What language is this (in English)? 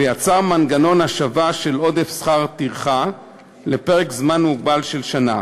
Hebrew